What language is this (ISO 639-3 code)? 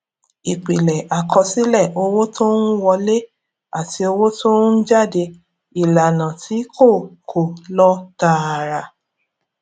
yor